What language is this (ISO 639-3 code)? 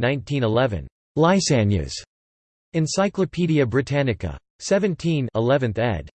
eng